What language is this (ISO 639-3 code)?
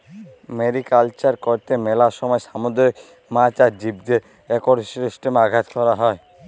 ben